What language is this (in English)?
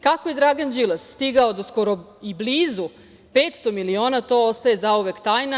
Serbian